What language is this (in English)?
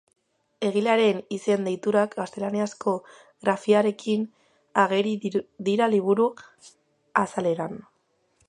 Basque